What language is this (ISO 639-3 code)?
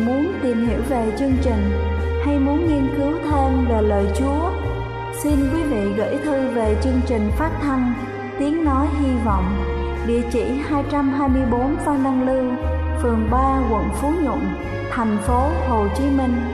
vie